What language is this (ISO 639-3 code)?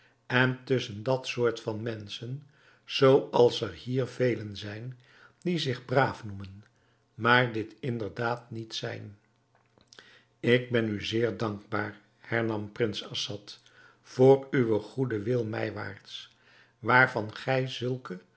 nld